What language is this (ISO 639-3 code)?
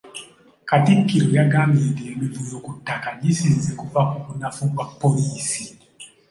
lug